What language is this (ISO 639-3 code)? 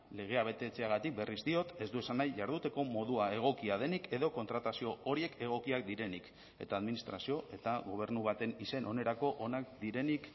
eus